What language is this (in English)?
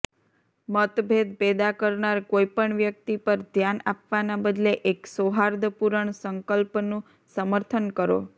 Gujarati